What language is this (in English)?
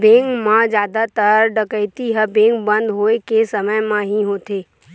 Chhattisgarhi